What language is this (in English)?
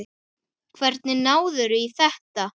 Icelandic